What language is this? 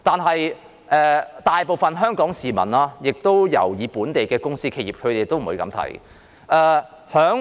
Cantonese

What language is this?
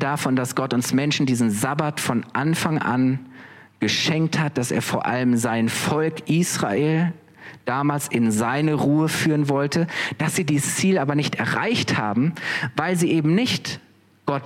German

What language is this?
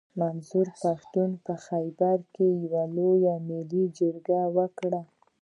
Pashto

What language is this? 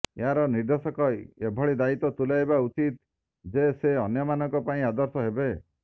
Odia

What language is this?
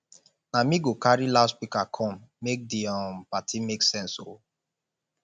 Nigerian Pidgin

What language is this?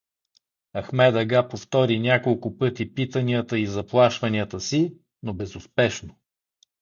Bulgarian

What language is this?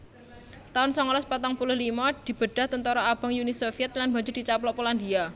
Javanese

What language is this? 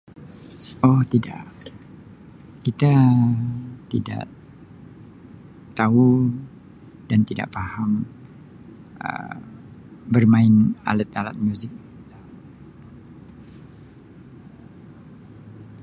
Sabah Malay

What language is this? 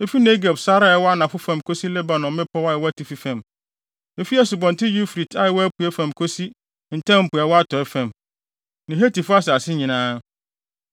Akan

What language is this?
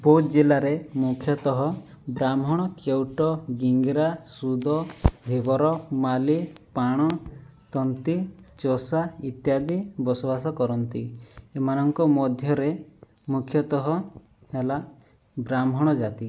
Odia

